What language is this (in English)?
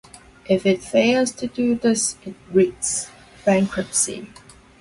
English